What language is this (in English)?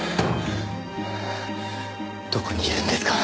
Japanese